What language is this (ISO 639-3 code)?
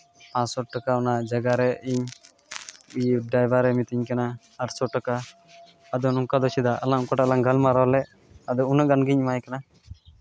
sat